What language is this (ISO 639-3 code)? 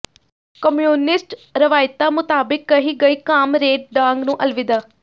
pan